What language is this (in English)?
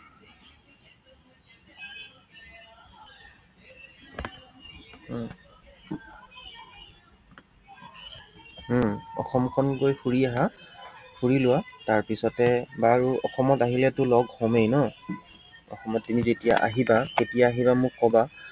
Assamese